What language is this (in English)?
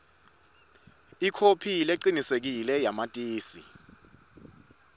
Swati